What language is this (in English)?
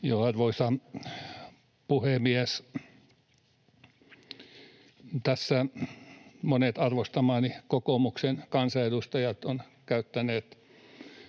Finnish